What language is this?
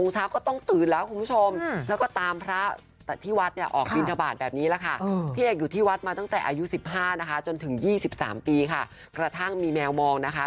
Thai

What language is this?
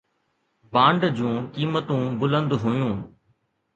Sindhi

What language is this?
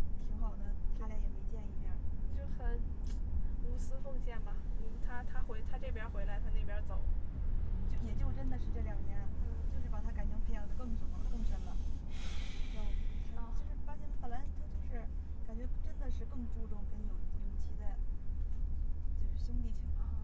Chinese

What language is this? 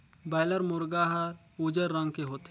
Chhattisgarhi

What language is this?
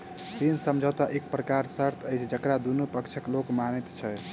Maithili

